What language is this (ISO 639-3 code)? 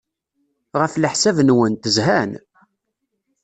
kab